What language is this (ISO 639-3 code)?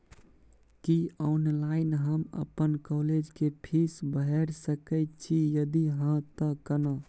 mai